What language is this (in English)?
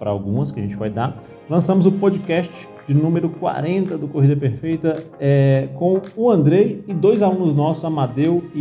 Portuguese